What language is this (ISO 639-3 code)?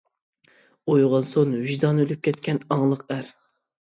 uig